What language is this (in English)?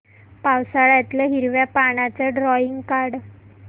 Marathi